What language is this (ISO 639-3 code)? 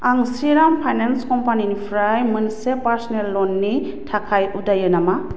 brx